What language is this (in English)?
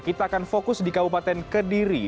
Indonesian